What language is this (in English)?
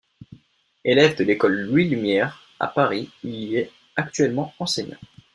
French